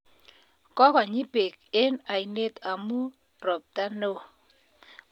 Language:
Kalenjin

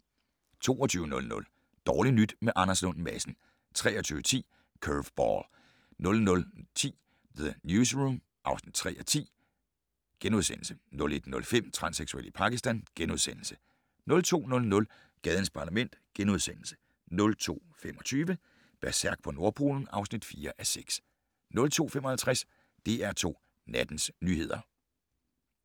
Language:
Danish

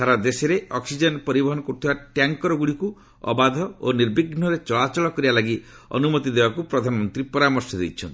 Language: Odia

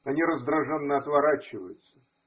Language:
Russian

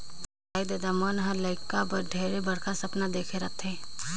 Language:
Chhattisgarhi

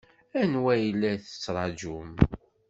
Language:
Kabyle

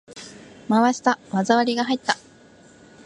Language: Japanese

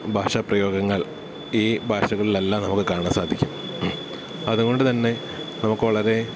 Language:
Malayalam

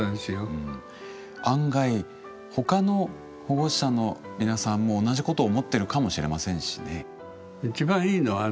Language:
Japanese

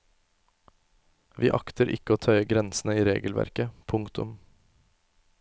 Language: Norwegian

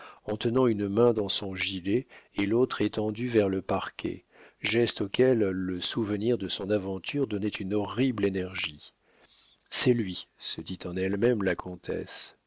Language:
French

